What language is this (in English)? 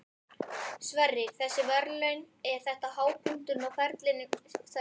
Icelandic